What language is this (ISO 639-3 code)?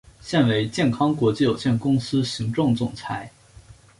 zho